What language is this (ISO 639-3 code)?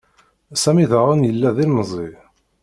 kab